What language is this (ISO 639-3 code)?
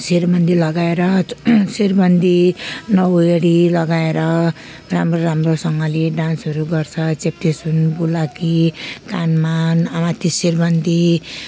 nep